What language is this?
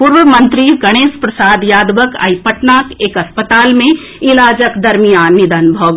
Maithili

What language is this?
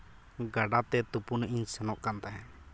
Santali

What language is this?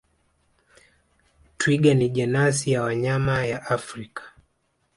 Swahili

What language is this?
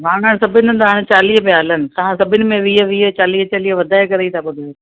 Sindhi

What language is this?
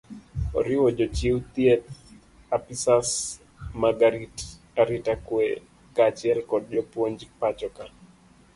Luo (Kenya and Tanzania)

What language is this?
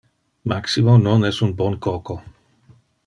Interlingua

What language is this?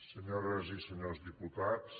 Catalan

